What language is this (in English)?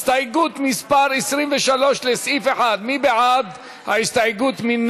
Hebrew